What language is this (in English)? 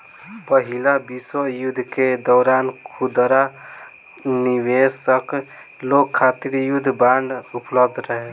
Bhojpuri